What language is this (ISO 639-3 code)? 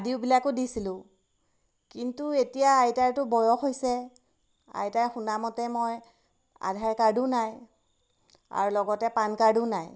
asm